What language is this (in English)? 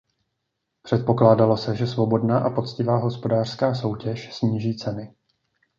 Czech